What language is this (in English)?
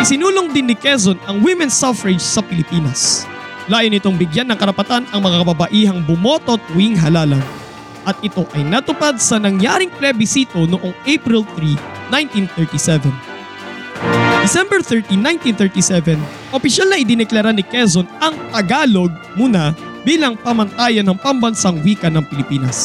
Filipino